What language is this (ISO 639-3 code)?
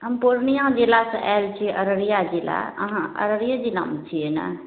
mai